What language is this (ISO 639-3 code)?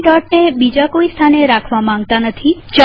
guj